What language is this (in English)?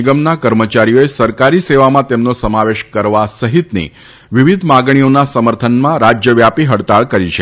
Gujarati